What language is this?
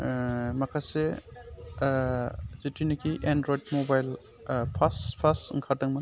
Bodo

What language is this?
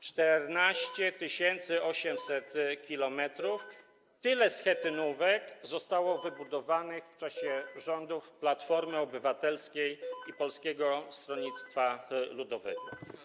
Polish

